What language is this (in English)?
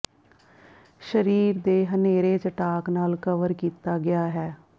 Punjabi